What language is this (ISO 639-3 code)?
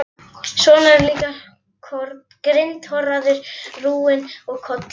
isl